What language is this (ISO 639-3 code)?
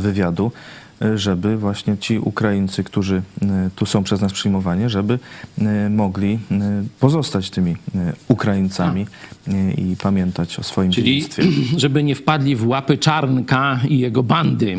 pol